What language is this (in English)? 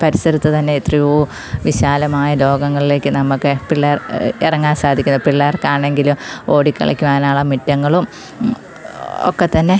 Malayalam